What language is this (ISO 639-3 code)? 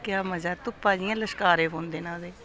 doi